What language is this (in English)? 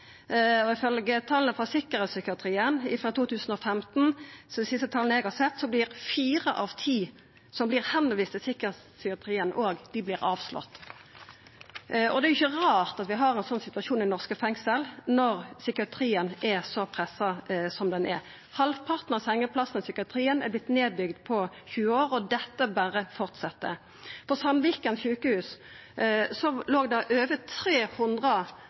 Norwegian Nynorsk